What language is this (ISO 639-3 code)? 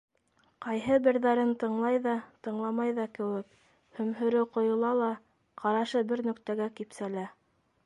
bak